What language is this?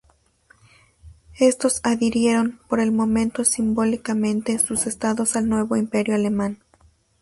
Spanish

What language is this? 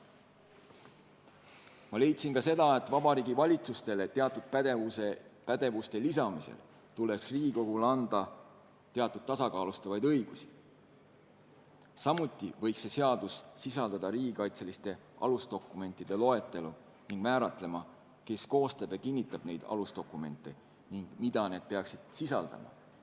Estonian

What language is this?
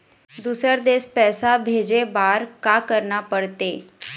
Chhattisgarhi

